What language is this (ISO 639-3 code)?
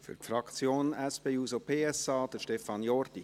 gsw